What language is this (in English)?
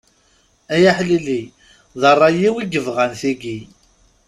Kabyle